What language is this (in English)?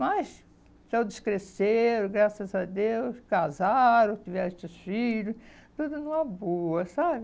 Portuguese